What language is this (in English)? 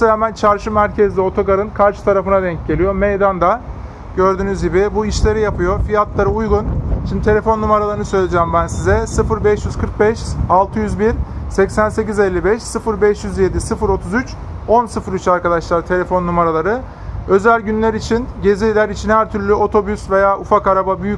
Turkish